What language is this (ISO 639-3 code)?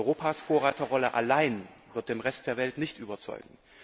deu